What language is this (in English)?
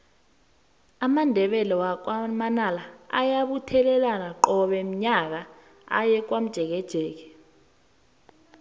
South Ndebele